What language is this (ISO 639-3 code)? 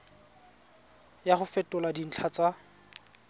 tsn